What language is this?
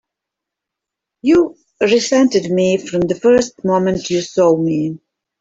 English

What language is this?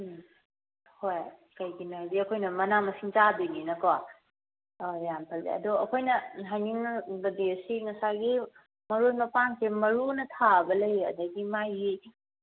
Manipuri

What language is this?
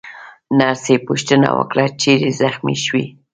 Pashto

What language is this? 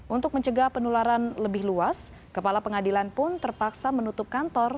Indonesian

